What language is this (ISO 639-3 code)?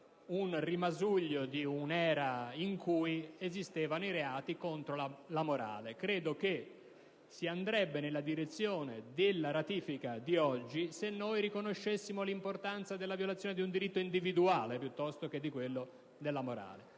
ita